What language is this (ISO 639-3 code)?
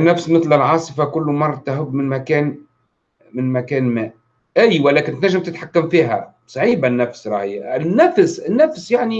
ara